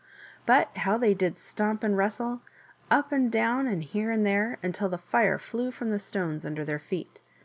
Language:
English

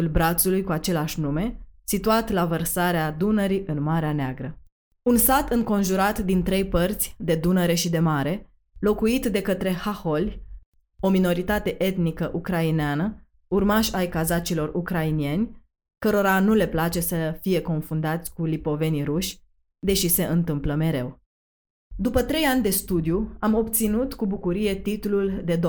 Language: Romanian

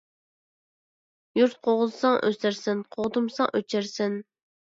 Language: Uyghur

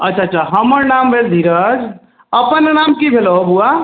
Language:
Maithili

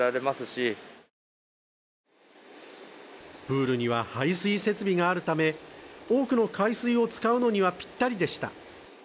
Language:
Japanese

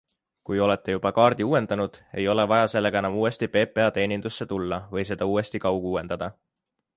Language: Estonian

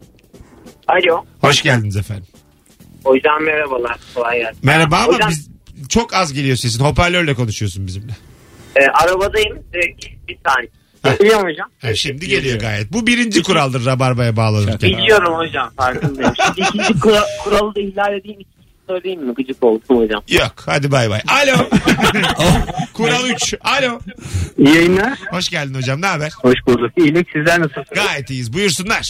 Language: Turkish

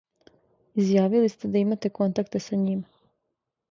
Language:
Serbian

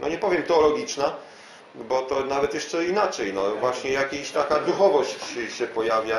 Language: Polish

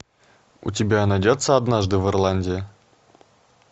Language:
Russian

